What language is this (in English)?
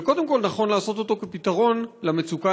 Hebrew